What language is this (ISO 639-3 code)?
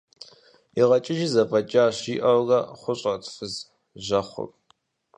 kbd